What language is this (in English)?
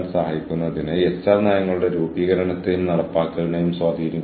Malayalam